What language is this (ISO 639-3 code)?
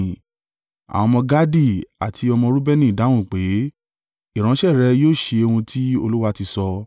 yor